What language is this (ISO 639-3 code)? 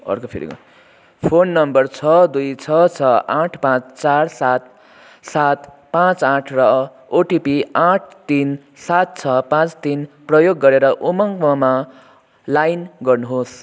nep